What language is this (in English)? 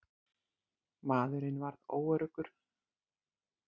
Icelandic